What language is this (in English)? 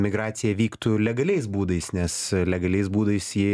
Lithuanian